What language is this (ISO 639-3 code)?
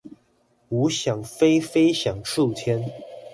zho